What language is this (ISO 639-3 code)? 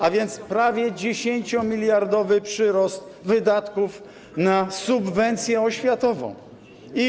pol